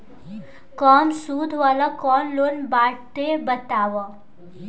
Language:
Bhojpuri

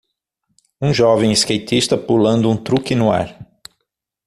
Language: Portuguese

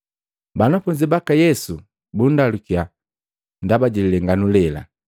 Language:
Matengo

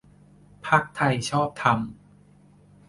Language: Thai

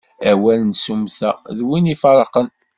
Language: Kabyle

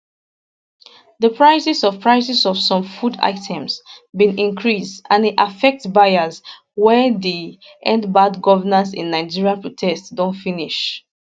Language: Nigerian Pidgin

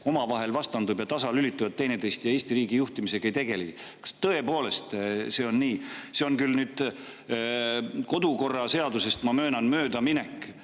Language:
Estonian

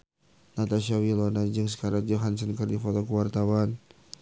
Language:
Sundanese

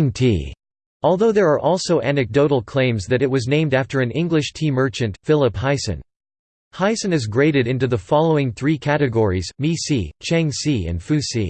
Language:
English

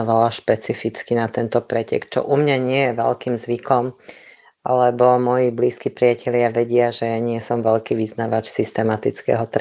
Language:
Slovak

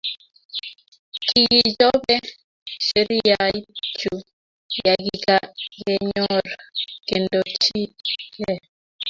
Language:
Kalenjin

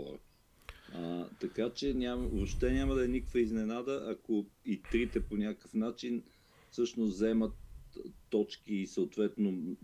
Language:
Bulgarian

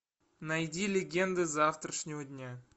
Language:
Russian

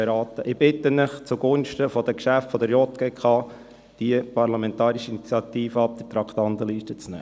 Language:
Swiss German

